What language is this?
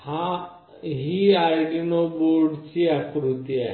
Marathi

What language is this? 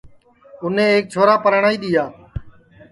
Sansi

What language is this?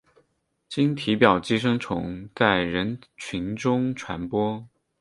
Chinese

